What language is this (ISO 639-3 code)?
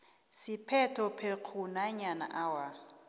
nbl